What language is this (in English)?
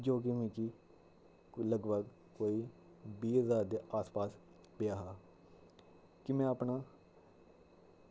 Dogri